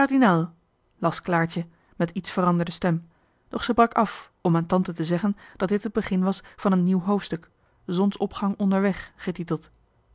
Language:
Dutch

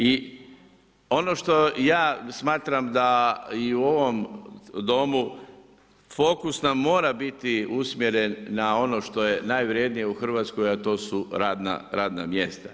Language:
Croatian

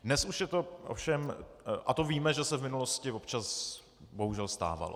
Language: Czech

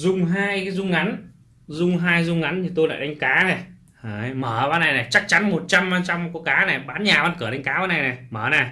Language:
Vietnamese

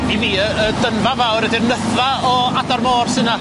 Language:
Welsh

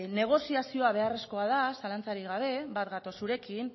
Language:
Basque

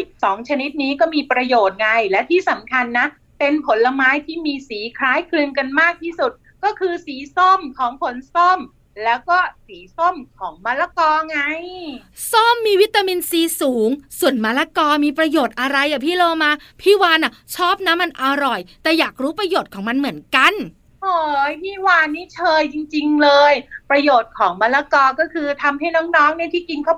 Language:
Thai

